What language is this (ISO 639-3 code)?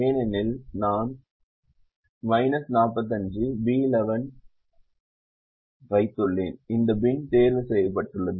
tam